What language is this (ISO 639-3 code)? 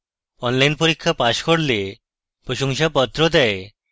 ben